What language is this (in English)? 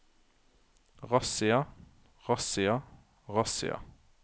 Norwegian